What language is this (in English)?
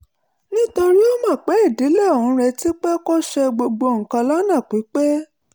Yoruba